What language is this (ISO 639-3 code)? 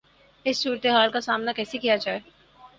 urd